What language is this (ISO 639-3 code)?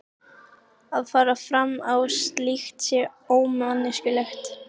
isl